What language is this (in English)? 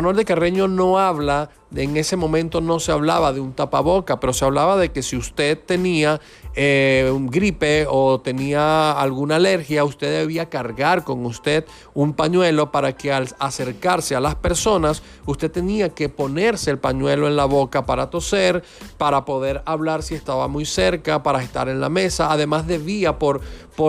Spanish